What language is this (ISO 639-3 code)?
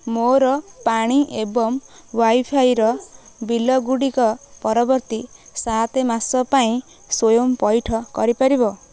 ori